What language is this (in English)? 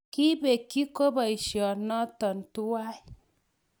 Kalenjin